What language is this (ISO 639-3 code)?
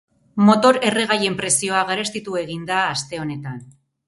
eus